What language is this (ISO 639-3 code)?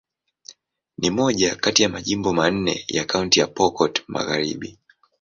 swa